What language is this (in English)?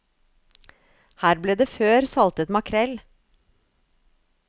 Norwegian